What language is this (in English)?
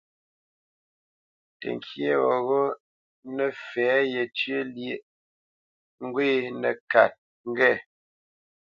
Bamenyam